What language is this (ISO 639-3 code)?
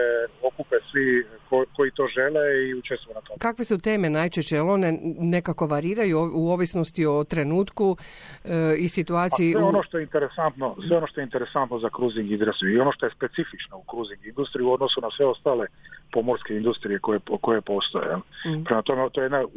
hrv